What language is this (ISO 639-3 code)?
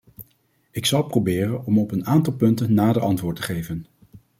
nld